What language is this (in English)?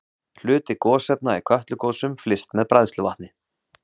Icelandic